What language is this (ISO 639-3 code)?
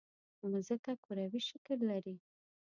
pus